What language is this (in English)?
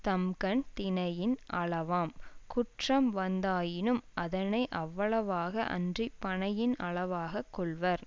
Tamil